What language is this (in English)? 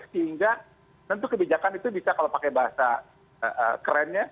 Indonesian